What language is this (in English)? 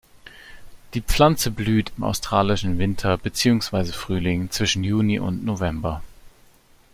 German